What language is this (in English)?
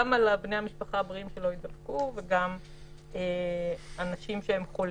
Hebrew